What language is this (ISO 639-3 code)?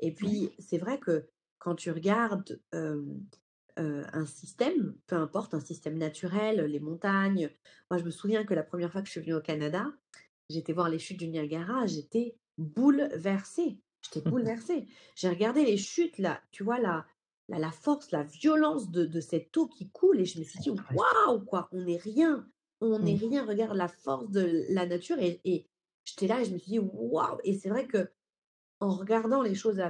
fra